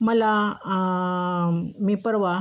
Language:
Marathi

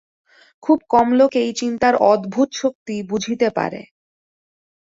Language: Bangla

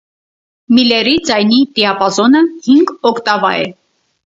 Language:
Armenian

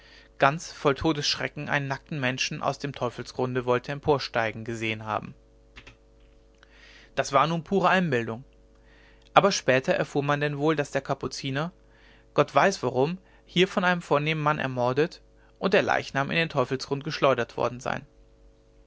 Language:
German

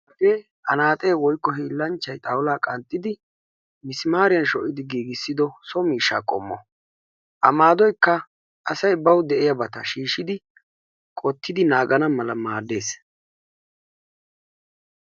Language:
Wolaytta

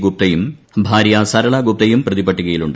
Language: Malayalam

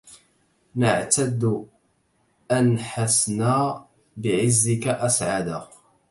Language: Arabic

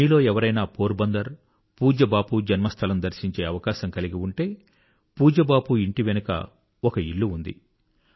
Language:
Telugu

